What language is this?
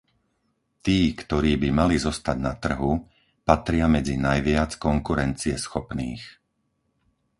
Slovak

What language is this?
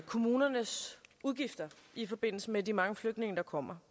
Danish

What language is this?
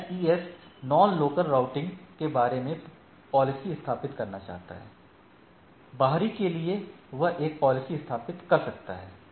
Hindi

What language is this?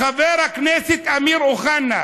Hebrew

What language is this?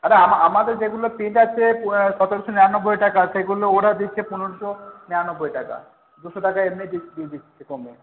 Bangla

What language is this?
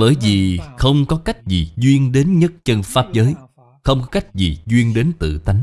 Vietnamese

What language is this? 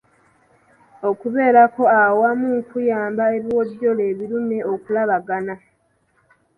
Ganda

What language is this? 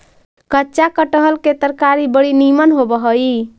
Magahi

